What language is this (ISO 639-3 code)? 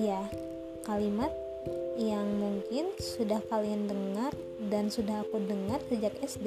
ind